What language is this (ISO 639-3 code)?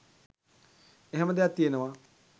sin